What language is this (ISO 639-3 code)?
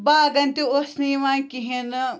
kas